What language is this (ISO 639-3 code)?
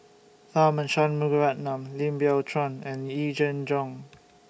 eng